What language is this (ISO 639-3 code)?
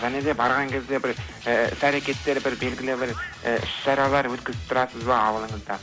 kaz